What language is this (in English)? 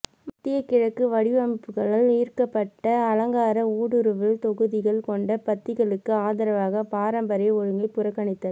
Tamil